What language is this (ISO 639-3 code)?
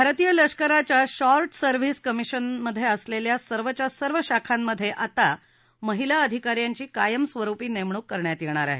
mar